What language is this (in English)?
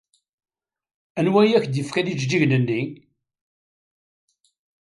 Kabyle